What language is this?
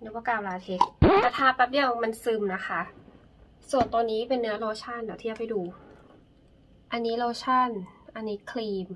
Thai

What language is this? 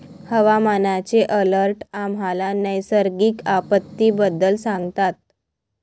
Marathi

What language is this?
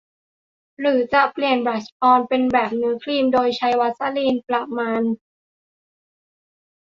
Thai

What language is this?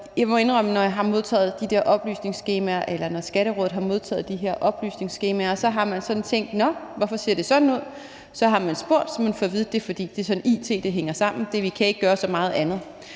Danish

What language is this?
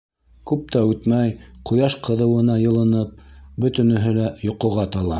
Bashkir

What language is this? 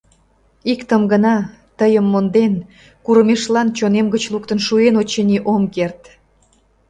Mari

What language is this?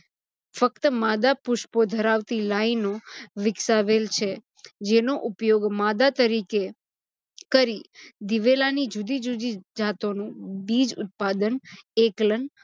Gujarati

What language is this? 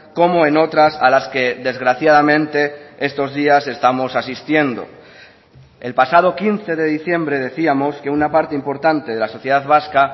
Spanish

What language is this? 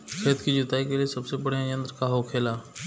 Bhojpuri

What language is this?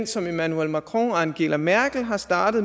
Danish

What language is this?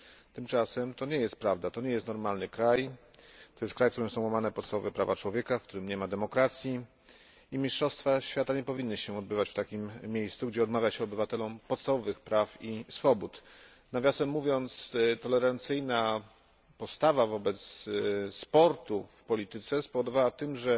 Polish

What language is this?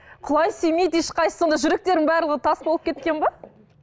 Kazakh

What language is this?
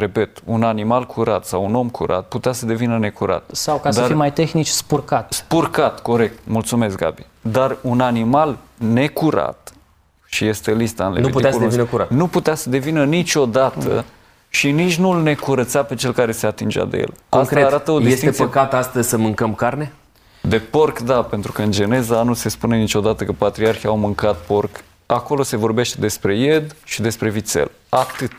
Romanian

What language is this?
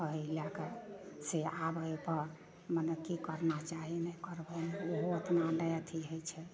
Maithili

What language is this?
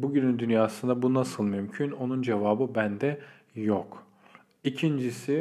Turkish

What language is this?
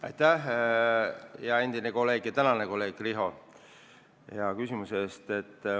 Estonian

